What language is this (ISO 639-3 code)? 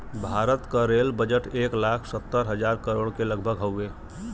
bho